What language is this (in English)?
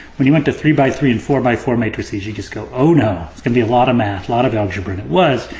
English